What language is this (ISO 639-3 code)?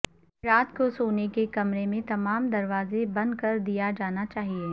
urd